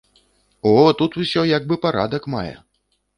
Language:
Belarusian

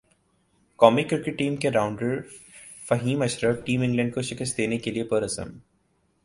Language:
Urdu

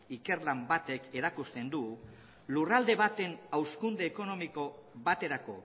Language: Basque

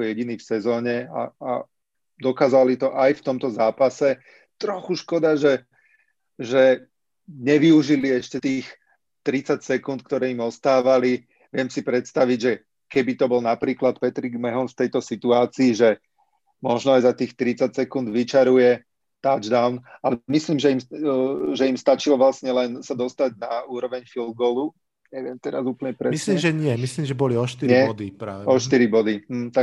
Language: Slovak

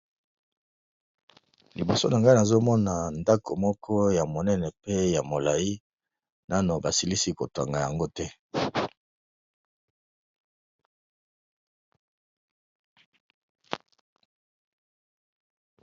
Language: Lingala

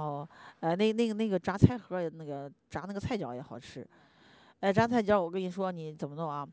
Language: Chinese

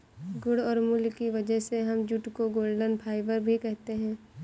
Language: Hindi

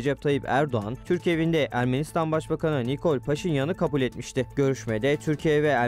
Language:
Turkish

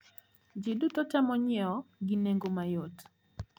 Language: Luo (Kenya and Tanzania)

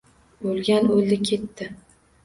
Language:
Uzbek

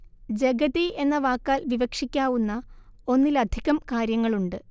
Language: Malayalam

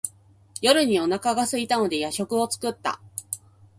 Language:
Japanese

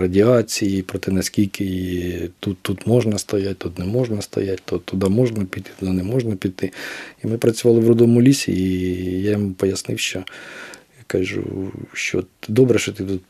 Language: Ukrainian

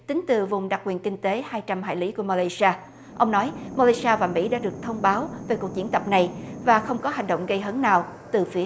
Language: Vietnamese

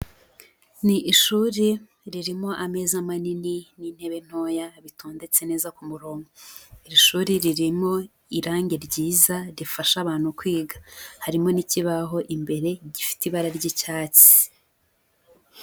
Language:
Kinyarwanda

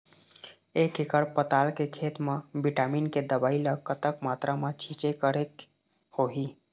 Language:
Chhattisgarhi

